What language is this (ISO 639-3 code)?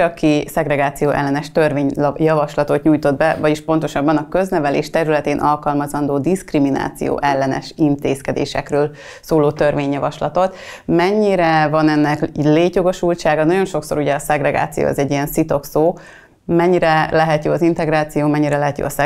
hun